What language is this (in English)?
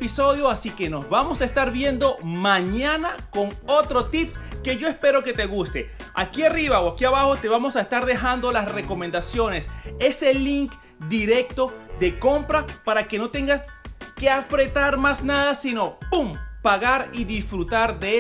Spanish